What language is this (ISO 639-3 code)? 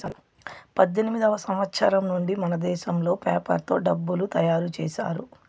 tel